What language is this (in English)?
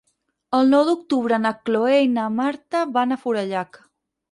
Catalan